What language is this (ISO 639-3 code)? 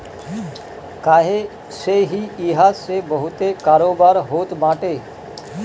bho